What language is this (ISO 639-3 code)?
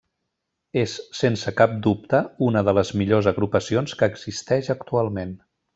cat